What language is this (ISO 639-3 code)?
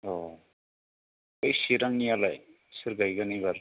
brx